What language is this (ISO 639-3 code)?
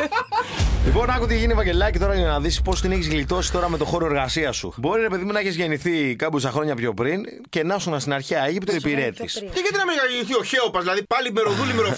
ell